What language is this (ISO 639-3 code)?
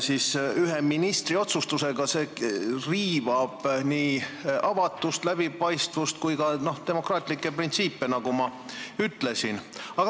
est